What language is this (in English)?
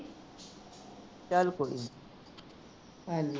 Punjabi